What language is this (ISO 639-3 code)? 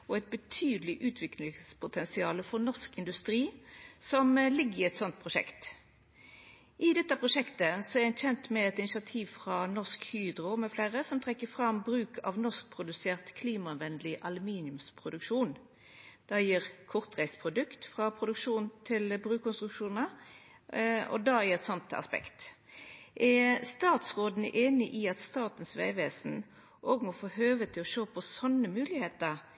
nno